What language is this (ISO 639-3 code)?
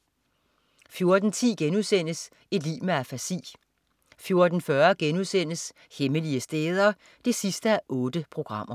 dan